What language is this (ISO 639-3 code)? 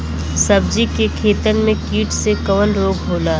bho